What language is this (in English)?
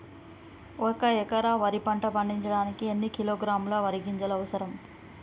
Telugu